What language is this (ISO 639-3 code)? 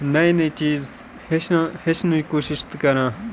kas